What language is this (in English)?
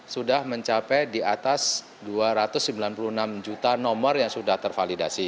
Indonesian